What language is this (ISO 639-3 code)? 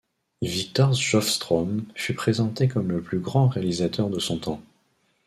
fra